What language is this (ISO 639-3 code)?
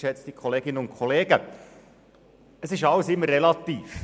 gsw